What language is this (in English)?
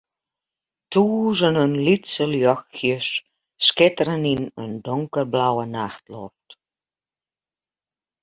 Western Frisian